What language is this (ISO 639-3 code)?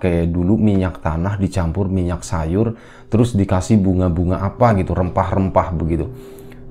ind